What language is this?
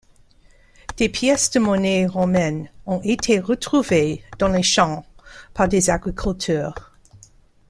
French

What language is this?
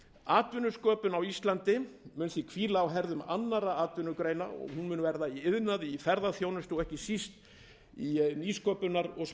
Icelandic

